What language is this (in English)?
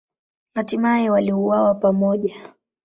Swahili